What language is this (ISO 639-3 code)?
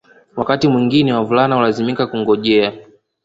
swa